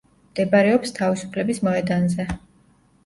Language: Georgian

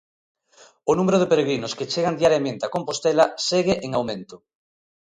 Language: Galician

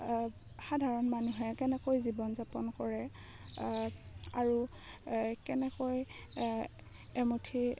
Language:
Assamese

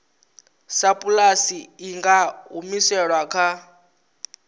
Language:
Venda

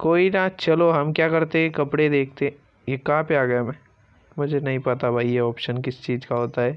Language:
Hindi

